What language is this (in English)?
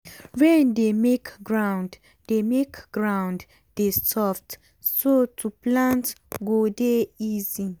Nigerian Pidgin